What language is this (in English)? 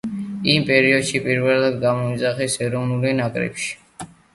Georgian